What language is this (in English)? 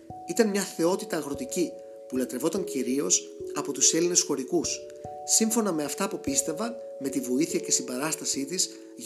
Greek